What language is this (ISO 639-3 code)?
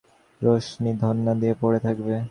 ben